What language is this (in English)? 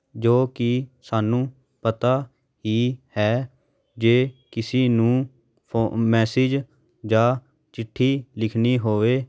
Punjabi